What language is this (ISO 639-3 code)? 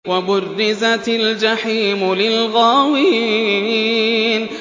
ara